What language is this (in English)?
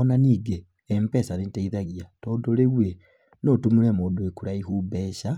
Kikuyu